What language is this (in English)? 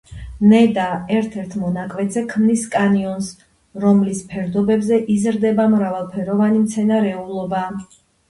Georgian